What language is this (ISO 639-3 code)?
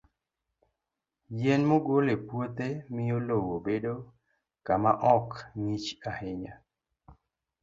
luo